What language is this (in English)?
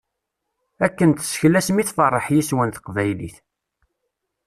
Kabyle